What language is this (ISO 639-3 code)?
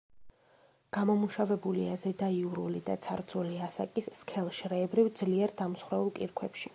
kat